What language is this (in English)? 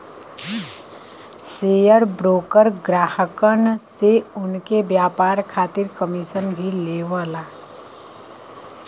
Bhojpuri